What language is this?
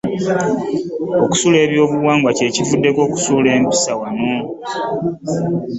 Ganda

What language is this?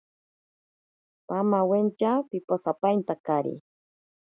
Ashéninka Perené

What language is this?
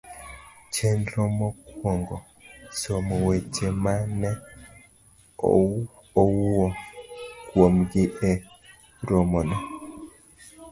Luo (Kenya and Tanzania)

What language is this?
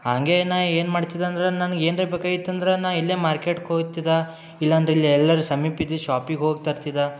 Kannada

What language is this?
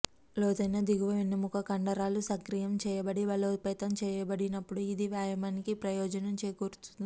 Telugu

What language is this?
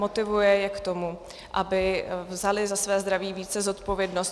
Czech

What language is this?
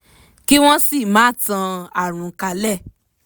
Yoruba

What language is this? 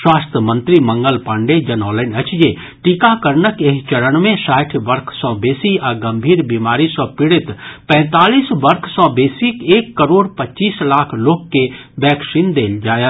Maithili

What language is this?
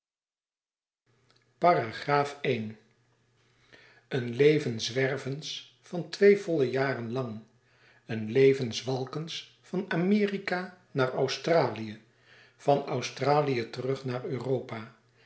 Dutch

